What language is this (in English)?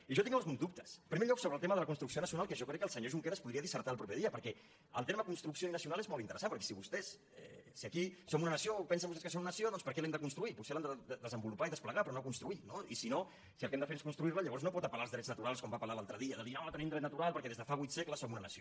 Catalan